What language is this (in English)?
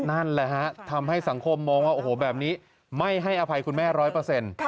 Thai